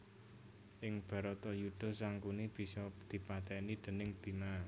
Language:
Javanese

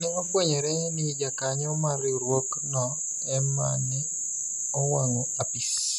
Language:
Luo (Kenya and Tanzania)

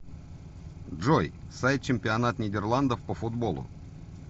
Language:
Russian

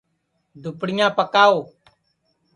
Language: Sansi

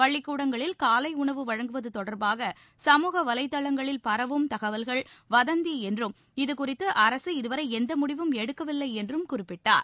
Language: Tamil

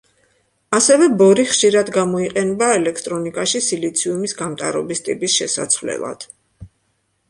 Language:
Georgian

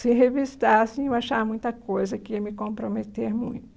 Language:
Portuguese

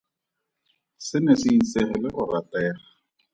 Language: Tswana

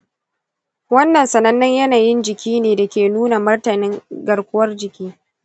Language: Hausa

